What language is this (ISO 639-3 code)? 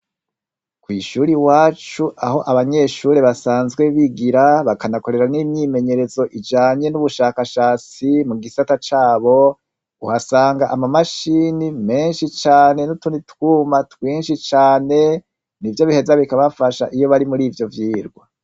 run